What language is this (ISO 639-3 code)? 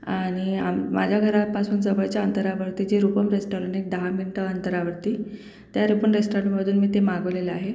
mar